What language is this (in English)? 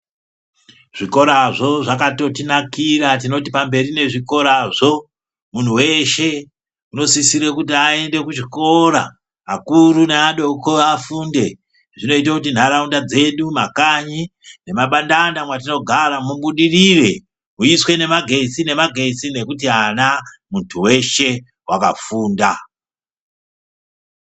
Ndau